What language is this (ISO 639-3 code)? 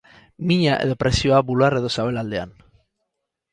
eus